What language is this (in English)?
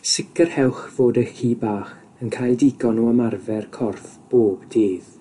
Welsh